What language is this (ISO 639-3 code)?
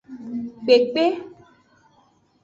ajg